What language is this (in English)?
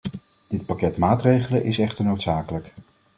Dutch